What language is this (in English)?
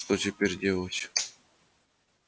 Russian